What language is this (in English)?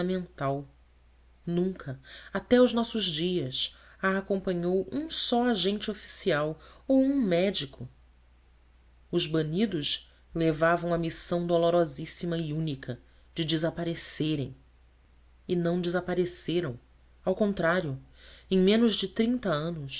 Portuguese